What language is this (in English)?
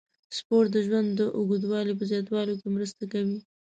Pashto